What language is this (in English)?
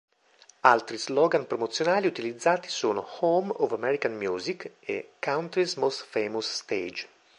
Italian